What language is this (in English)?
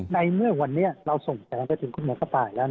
Thai